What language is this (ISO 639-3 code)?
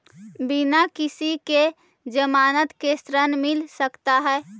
mag